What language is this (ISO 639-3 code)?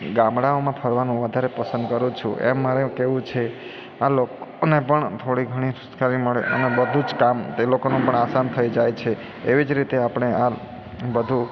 guj